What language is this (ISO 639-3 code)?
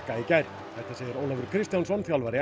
isl